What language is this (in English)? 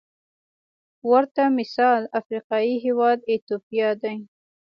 Pashto